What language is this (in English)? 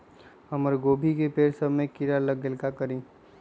Magahi